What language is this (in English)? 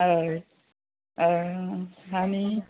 Konkani